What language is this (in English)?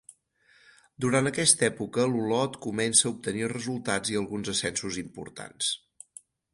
Catalan